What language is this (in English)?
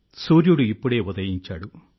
Telugu